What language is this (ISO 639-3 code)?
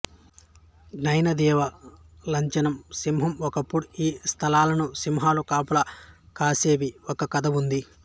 tel